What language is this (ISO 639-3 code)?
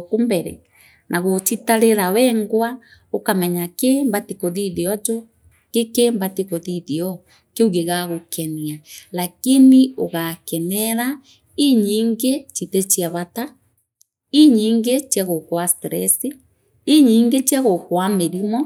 mer